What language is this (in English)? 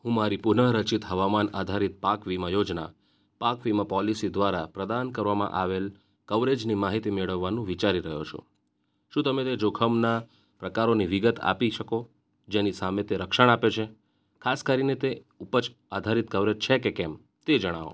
Gujarati